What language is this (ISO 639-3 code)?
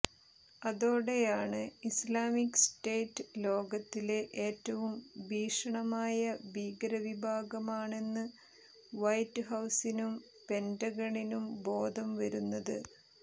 mal